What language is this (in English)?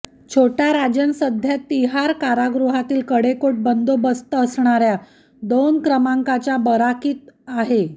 Marathi